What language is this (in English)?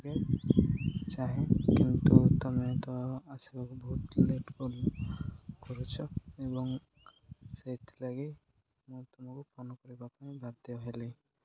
Odia